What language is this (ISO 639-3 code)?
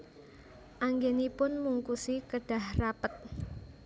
jav